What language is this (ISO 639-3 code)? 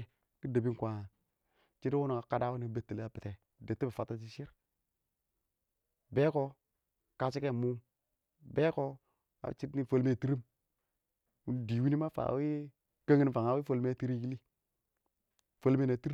awo